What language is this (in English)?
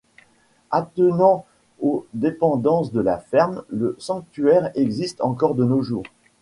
French